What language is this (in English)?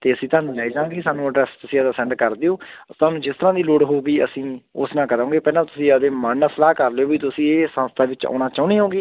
Punjabi